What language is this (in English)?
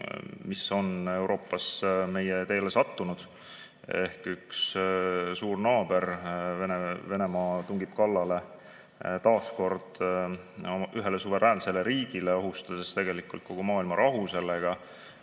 Estonian